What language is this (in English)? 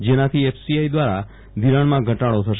Gujarati